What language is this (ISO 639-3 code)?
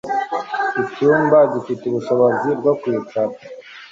kin